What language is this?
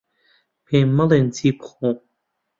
Central Kurdish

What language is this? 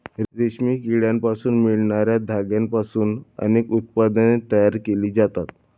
Marathi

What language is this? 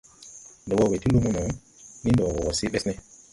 Tupuri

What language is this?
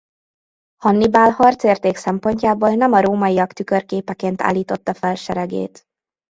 Hungarian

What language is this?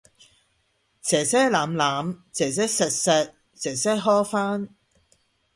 Cantonese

